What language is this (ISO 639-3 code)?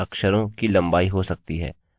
hin